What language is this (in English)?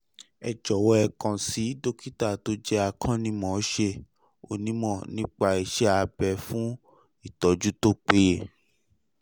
Yoruba